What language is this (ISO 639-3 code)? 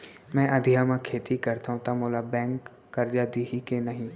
hne